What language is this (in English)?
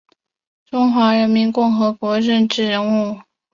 Chinese